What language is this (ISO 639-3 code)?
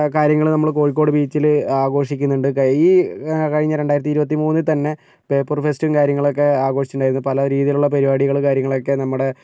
mal